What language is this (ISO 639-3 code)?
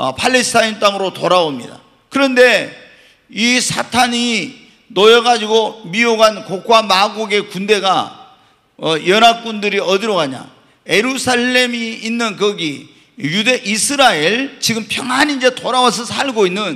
kor